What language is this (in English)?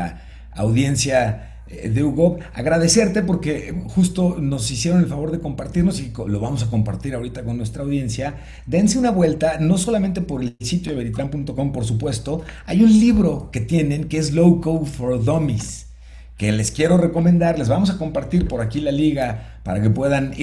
Spanish